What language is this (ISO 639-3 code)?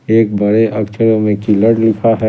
hin